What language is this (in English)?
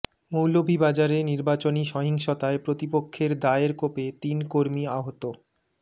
Bangla